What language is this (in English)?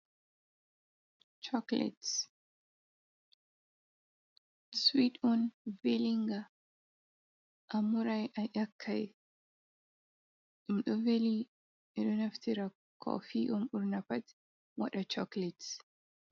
Fula